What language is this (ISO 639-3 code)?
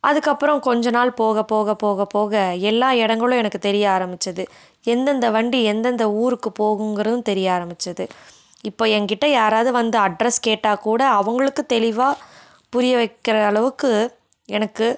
tam